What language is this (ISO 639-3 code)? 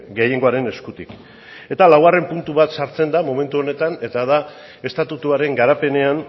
eus